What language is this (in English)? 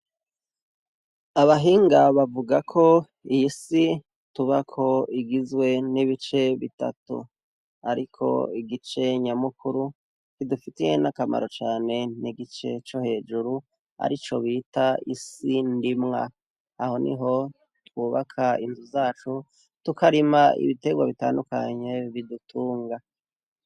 Rundi